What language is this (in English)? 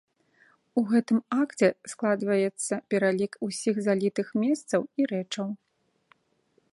Belarusian